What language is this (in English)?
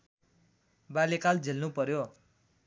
Nepali